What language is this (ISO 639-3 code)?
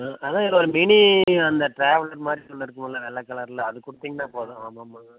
tam